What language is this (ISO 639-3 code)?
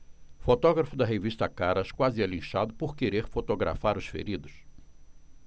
por